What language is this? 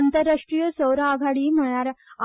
Konkani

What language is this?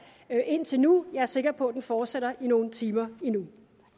Danish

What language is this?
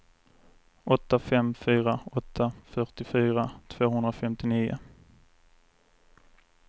Swedish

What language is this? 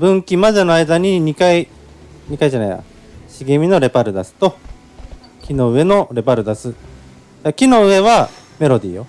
Japanese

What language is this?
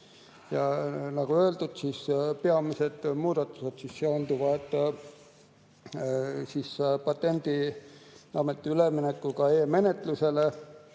Estonian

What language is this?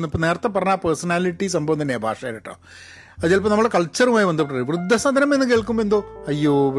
Malayalam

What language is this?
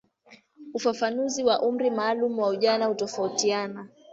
Swahili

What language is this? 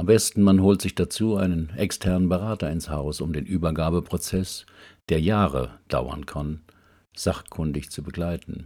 German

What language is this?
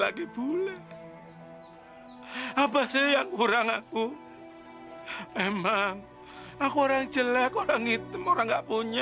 Indonesian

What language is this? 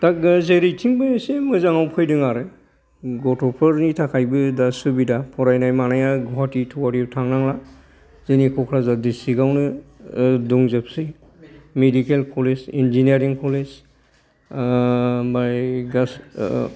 Bodo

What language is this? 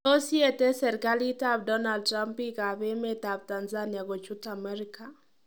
Kalenjin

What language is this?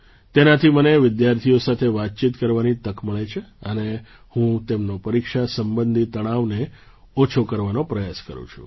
Gujarati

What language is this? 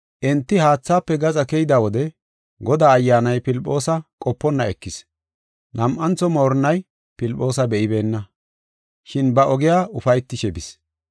Gofa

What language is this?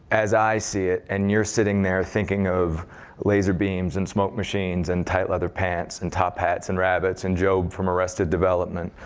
English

